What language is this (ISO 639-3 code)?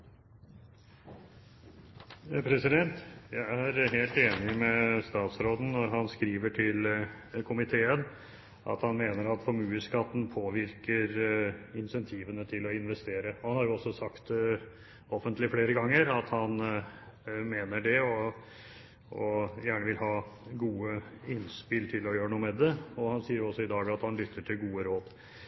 nob